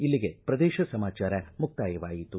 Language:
Kannada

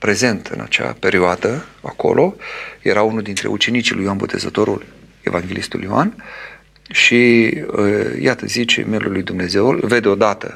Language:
Romanian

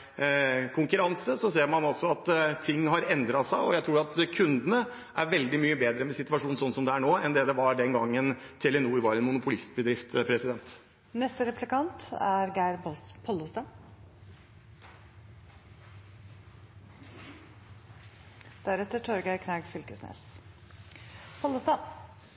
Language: Norwegian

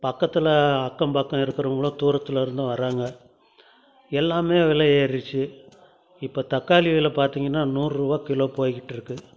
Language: Tamil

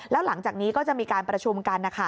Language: Thai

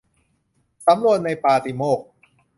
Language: Thai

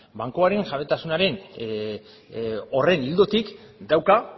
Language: Basque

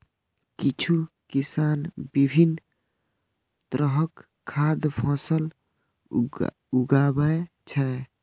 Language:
Maithili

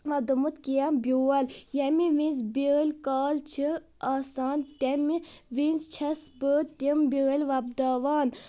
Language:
Kashmiri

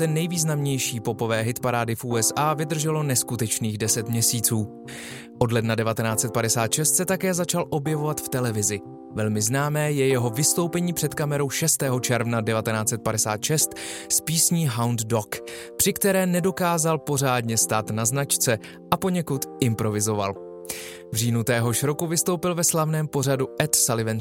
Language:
Czech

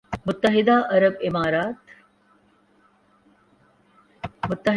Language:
Urdu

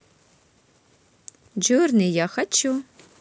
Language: Russian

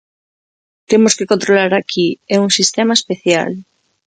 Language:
Galician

